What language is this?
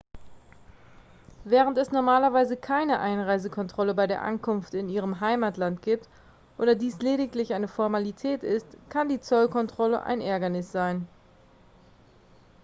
German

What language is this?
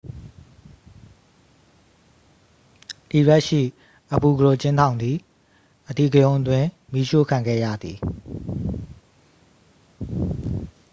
Burmese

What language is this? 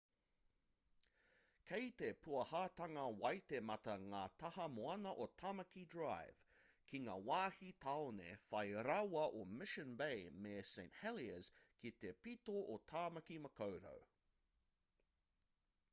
Māori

